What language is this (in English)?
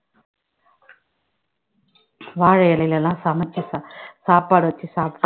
Tamil